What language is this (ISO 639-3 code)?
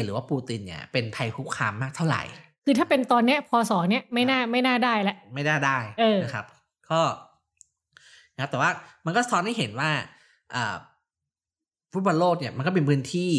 tha